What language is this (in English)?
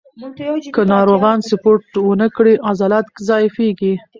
Pashto